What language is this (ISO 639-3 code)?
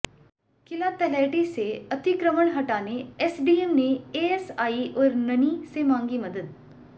hin